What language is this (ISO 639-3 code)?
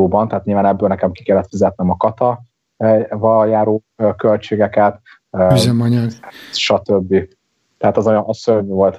hun